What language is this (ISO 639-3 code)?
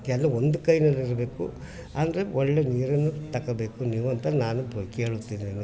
kan